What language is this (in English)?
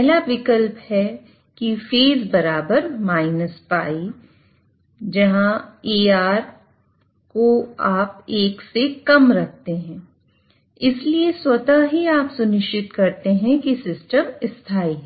Hindi